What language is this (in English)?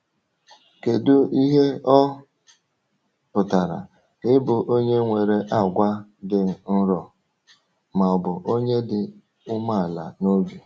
Igbo